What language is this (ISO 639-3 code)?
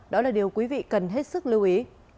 vie